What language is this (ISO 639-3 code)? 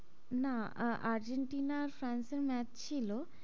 ben